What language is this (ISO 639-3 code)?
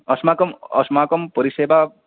san